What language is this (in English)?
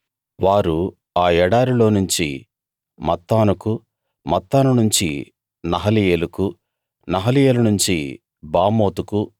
Telugu